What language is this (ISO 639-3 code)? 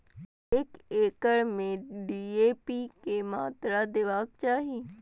mai